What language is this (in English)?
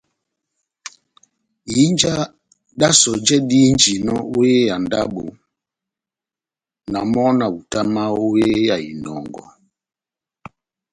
Batanga